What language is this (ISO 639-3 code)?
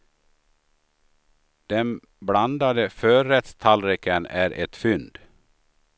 swe